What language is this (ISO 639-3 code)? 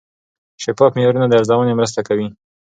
pus